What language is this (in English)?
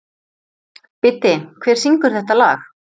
Icelandic